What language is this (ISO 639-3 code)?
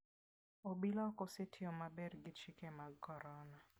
luo